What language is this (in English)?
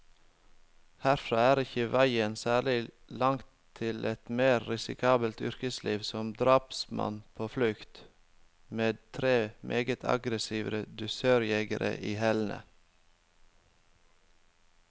Norwegian